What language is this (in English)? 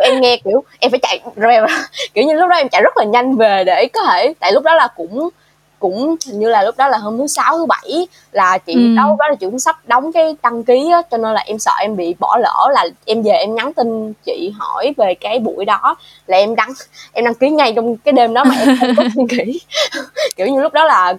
Vietnamese